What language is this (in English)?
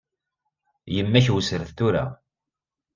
Kabyle